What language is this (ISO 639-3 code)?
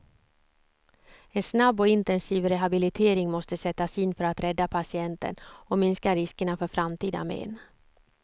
swe